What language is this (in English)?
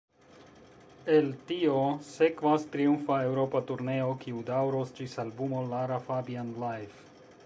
Esperanto